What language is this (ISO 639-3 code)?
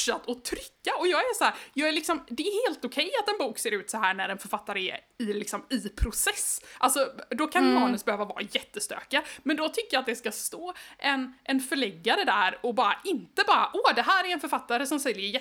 swe